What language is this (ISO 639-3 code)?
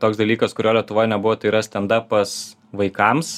lit